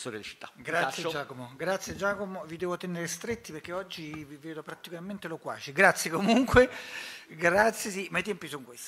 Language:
Italian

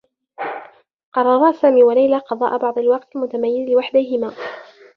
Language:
Arabic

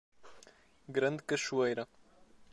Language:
Portuguese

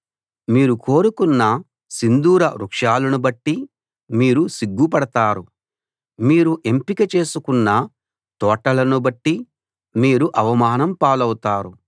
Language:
Telugu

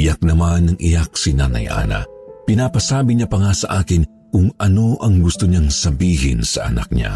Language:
Filipino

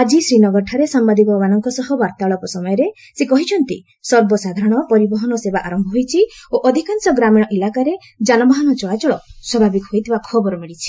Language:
Odia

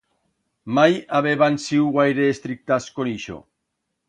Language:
Aragonese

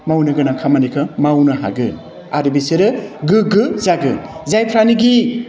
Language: Bodo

